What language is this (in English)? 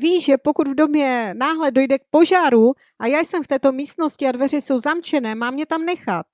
Czech